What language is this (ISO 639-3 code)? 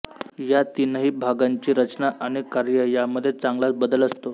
mar